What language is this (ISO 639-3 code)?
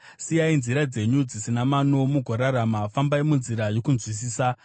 sna